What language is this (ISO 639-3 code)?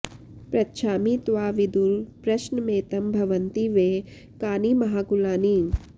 san